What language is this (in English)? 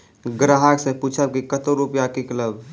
Maithili